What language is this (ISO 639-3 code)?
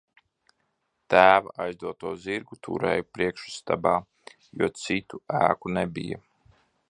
lav